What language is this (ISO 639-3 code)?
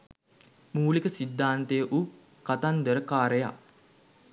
sin